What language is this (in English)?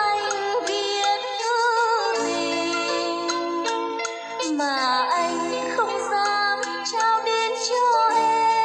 Vietnamese